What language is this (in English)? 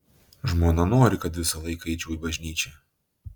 Lithuanian